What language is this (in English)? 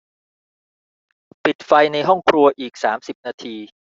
Thai